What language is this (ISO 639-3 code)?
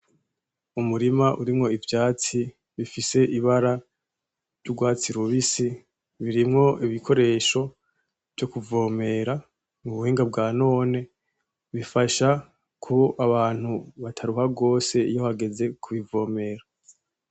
run